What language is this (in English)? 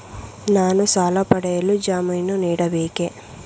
Kannada